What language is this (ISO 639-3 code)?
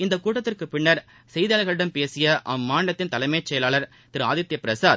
tam